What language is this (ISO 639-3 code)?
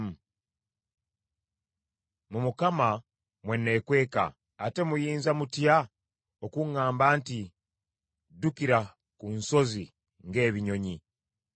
lug